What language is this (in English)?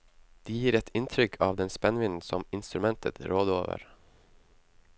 Norwegian